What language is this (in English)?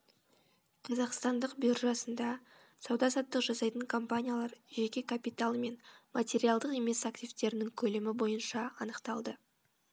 Kazakh